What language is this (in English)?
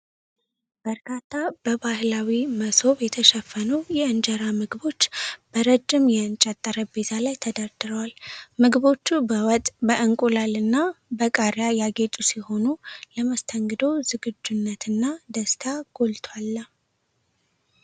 Amharic